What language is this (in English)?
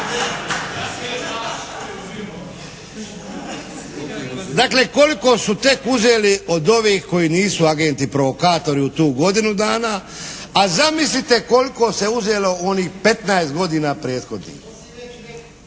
Croatian